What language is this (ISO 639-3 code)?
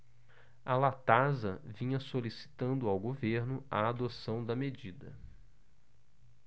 por